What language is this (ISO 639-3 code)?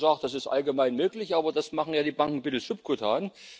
deu